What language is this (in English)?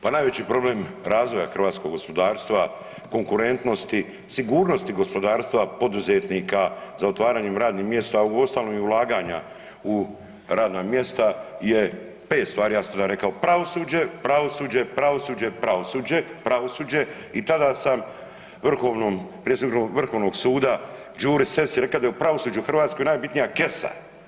Croatian